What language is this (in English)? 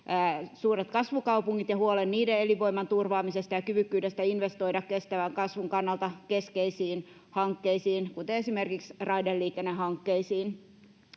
Finnish